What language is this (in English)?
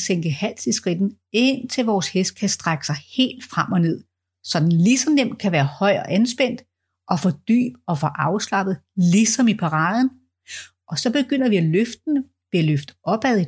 Danish